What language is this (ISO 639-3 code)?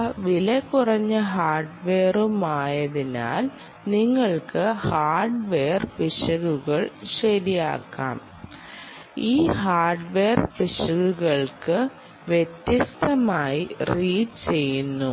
mal